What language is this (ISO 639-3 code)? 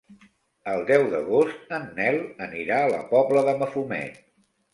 cat